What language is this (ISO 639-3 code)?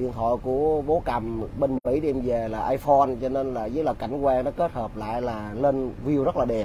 vie